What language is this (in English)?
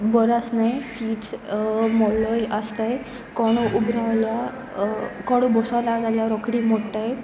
Konkani